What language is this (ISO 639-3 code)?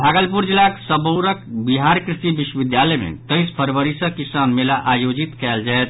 mai